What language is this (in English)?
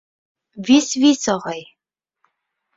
Bashkir